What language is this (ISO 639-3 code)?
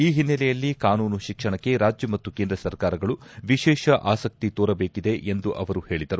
kan